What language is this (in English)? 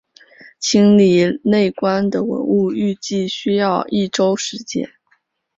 Chinese